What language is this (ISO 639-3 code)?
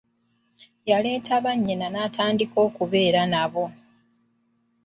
lug